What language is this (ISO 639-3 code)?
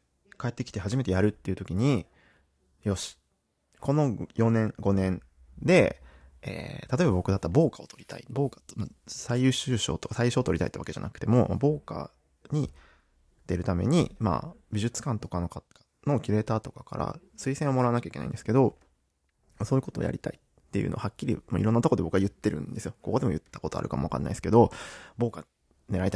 jpn